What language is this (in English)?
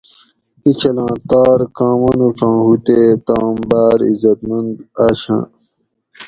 Gawri